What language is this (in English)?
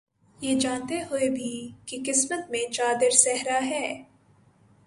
Urdu